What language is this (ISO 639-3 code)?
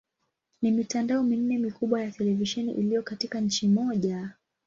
swa